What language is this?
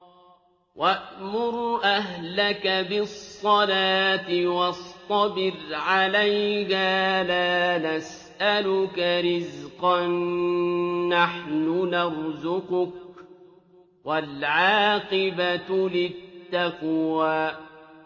Arabic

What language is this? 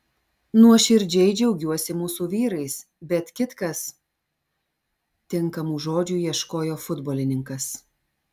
Lithuanian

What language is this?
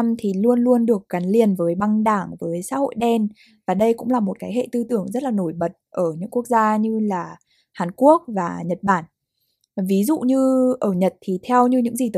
Vietnamese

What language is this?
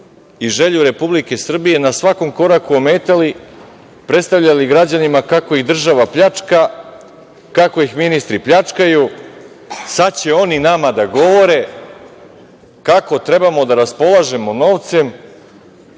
Serbian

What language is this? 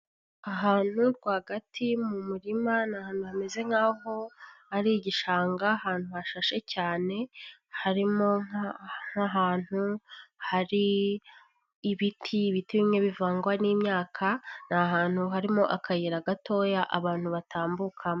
Kinyarwanda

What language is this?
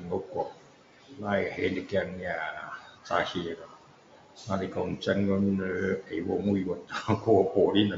Min Dong Chinese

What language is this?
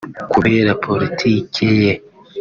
Kinyarwanda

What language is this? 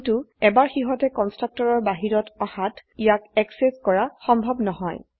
Assamese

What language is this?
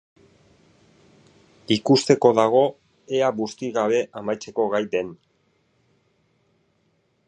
Basque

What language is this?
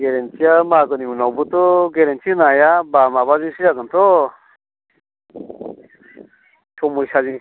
Bodo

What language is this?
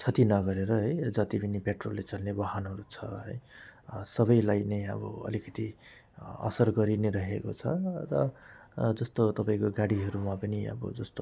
Nepali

